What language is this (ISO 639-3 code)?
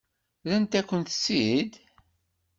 kab